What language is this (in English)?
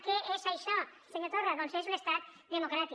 Catalan